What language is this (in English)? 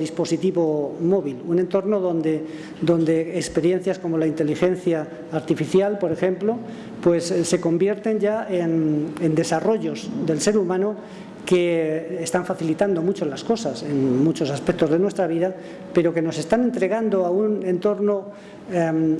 Spanish